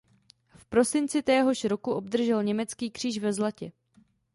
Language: Czech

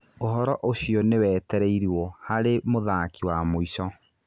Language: Kikuyu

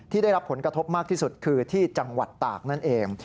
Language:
Thai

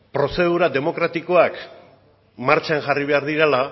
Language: Basque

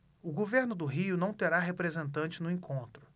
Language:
Portuguese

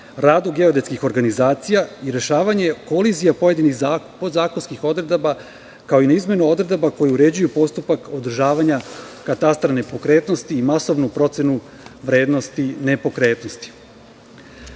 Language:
Serbian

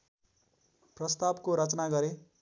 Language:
Nepali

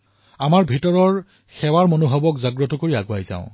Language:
Assamese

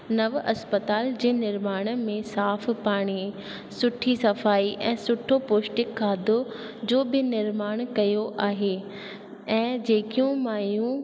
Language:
Sindhi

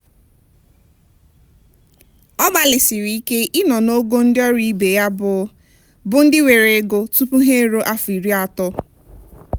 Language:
Igbo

